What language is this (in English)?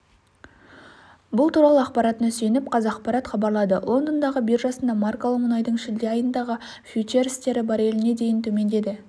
Kazakh